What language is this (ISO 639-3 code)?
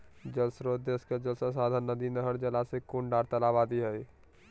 mag